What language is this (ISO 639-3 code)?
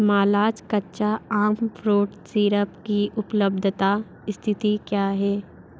hin